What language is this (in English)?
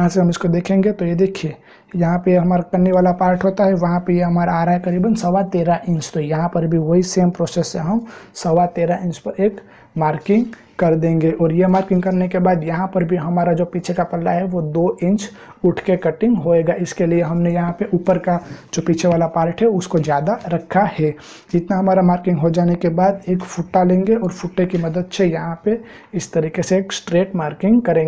Hindi